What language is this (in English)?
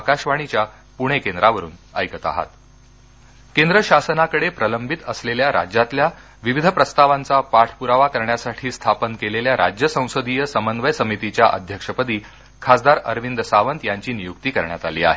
Marathi